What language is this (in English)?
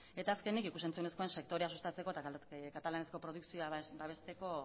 Basque